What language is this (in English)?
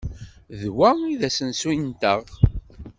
Kabyle